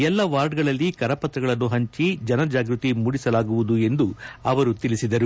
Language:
Kannada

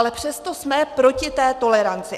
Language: Czech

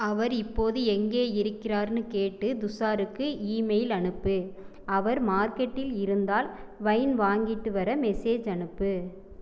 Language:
Tamil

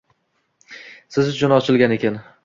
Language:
Uzbek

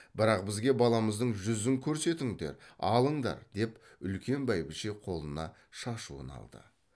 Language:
Kazakh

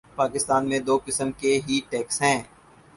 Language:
Urdu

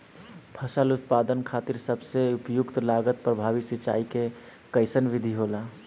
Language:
Bhojpuri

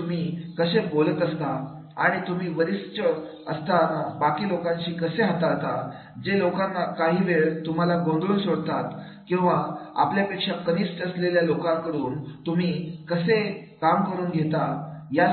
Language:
Marathi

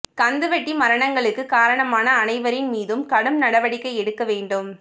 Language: Tamil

